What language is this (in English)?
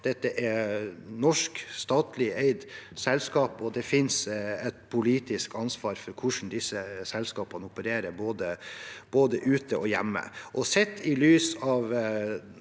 Norwegian